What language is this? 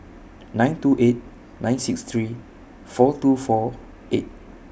English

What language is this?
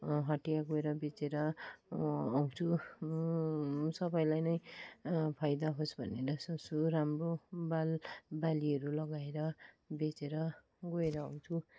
Nepali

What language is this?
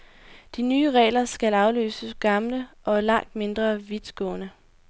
Danish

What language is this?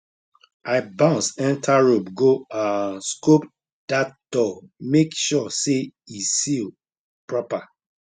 Nigerian Pidgin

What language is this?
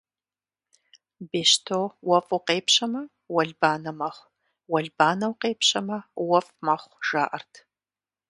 Kabardian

